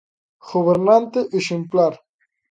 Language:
Galician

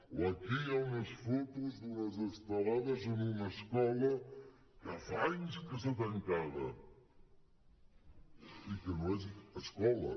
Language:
Catalan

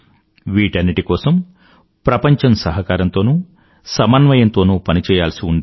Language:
Telugu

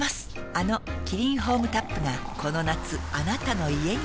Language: Japanese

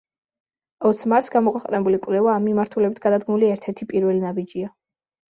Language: Georgian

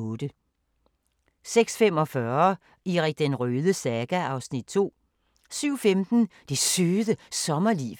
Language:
Danish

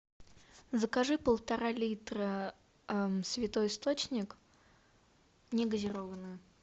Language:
Russian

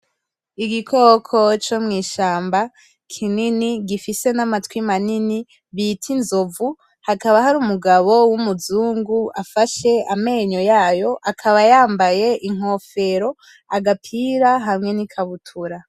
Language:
Rundi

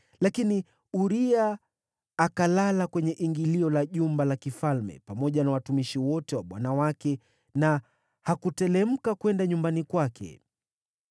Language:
Swahili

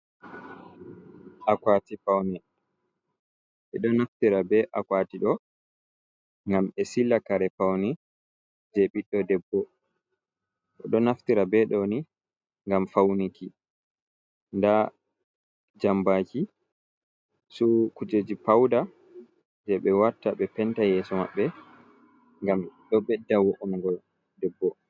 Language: Fula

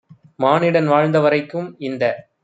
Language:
Tamil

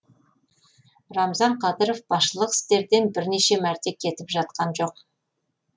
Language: Kazakh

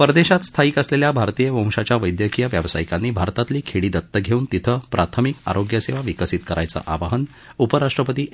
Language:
Marathi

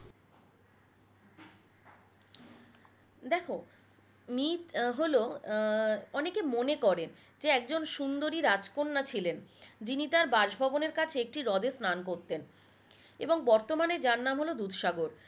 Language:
Bangla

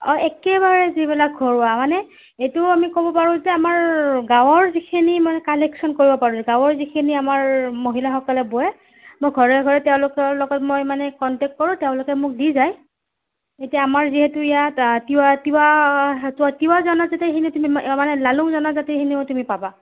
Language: Assamese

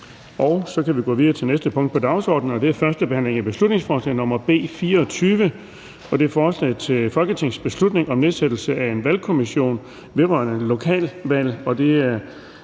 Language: Danish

